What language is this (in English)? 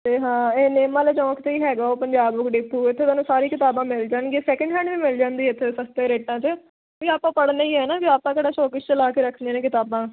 Punjabi